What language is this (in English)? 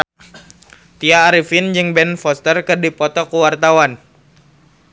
Sundanese